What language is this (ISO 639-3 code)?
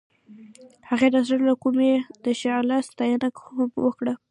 pus